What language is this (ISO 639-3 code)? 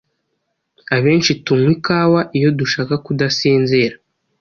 kin